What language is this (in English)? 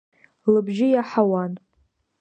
Abkhazian